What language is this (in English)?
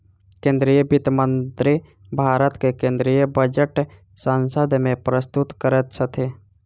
Maithili